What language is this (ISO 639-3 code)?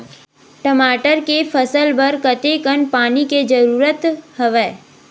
hne